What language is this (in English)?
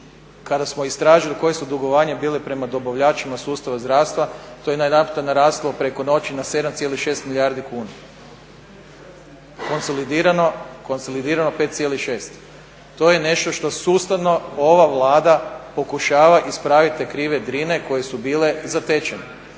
Croatian